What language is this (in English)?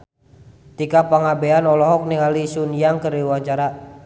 Sundanese